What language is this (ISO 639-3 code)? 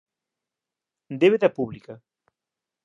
glg